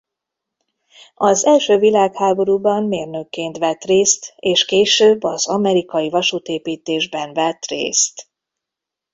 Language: Hungarian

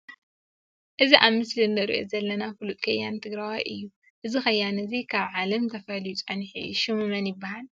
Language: Tigrinya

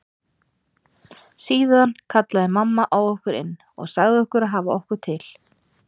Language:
Icelandic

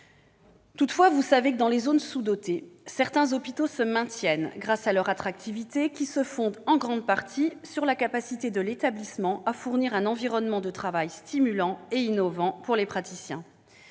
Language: French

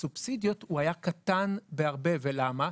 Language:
Hebrew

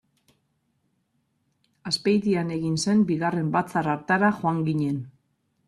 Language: Basque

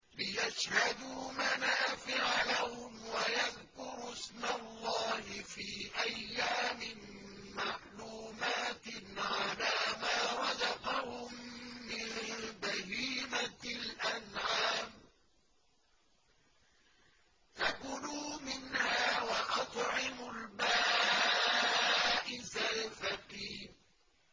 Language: Arabic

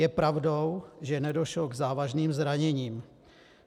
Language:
Czech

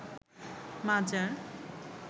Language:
Bangla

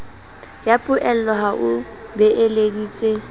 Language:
Southern Sotho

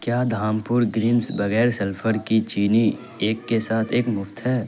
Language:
Urdu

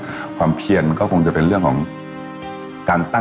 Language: Thai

